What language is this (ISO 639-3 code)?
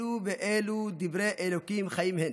heb